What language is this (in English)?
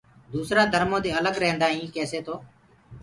Gurgula